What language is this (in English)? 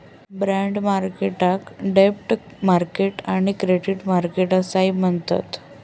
Marathi